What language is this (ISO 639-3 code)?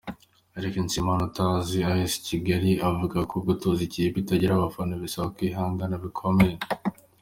kin